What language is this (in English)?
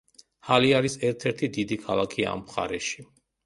Georgian